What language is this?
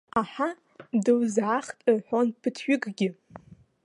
Abkhazian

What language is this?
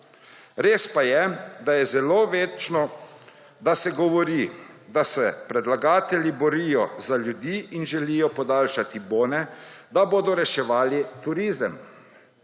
Slovenian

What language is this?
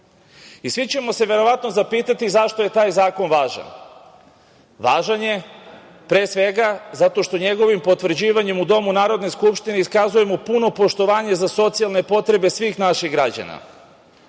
Serbian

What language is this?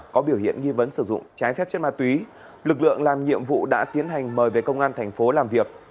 Vietnamese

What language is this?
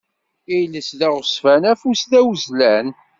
Kabyle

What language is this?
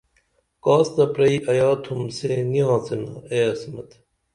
Dameli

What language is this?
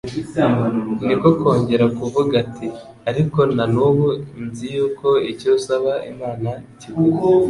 Kinyarwanda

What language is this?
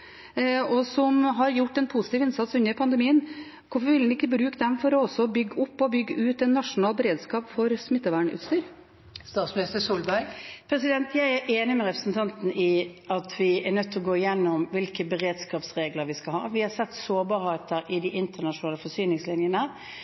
Norwegian Bokmål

